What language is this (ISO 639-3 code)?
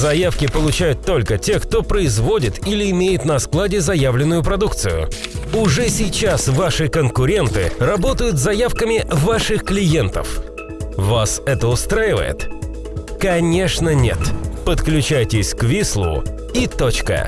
rus